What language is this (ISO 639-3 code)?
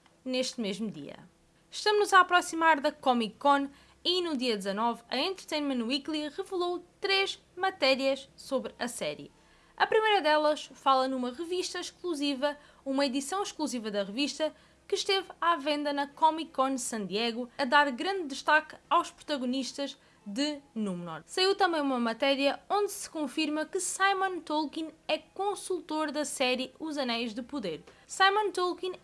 por